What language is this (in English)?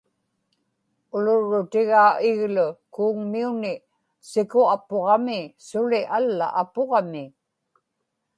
Inupiaq